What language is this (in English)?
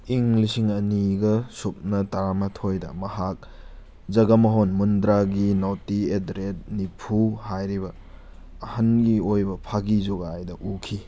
Manipuri